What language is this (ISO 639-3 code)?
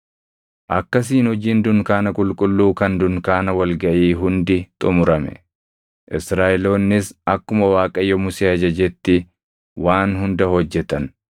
orm